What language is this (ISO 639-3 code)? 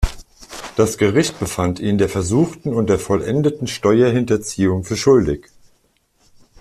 deu